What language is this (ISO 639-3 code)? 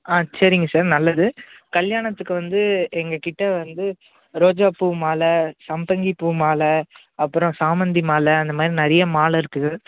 tam